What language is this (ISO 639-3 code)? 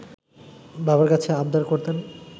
ben